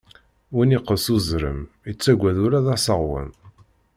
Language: Kabyle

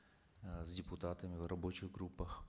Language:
Kazakh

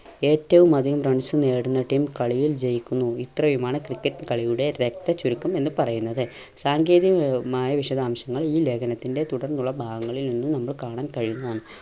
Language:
Malayalam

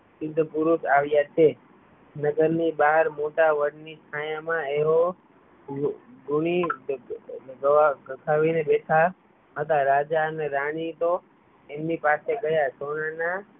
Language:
Gujarati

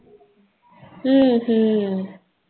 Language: Tamil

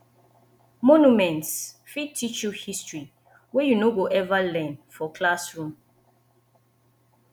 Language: Nigerian Pidgin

